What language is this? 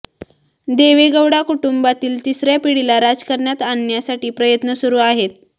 Marathi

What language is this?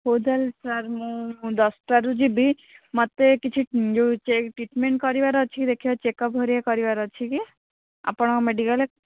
Odia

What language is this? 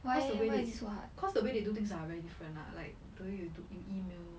English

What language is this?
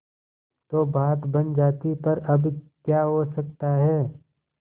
Hindi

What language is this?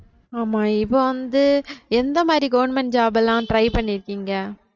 Tamil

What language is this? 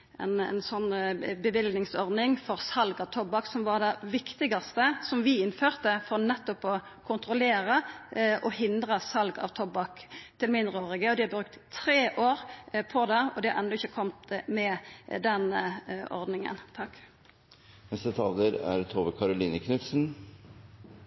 Norwegian Nynorsk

